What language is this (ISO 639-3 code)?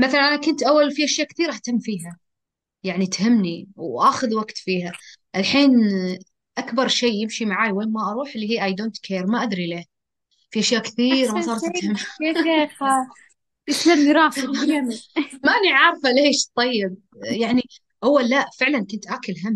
ara